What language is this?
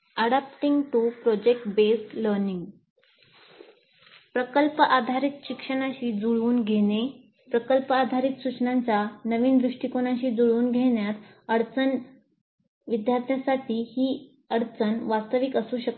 Marathi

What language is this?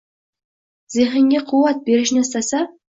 Uzbek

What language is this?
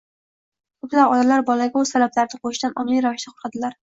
Uzbek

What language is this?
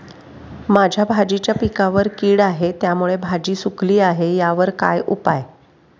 Marathi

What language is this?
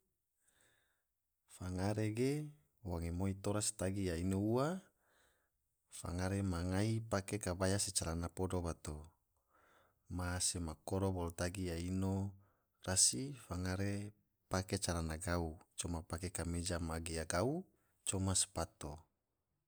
Tidore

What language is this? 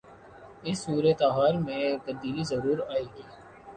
Urdu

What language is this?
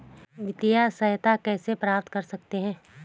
Hindi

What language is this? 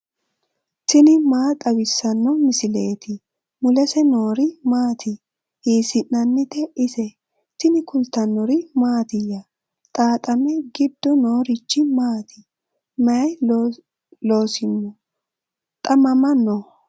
Sidamo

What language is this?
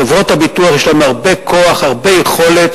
Hebrew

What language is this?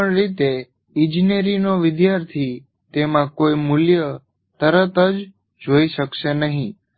Gujarati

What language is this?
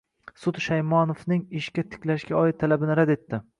Uzbek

